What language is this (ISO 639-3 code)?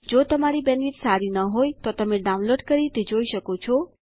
guj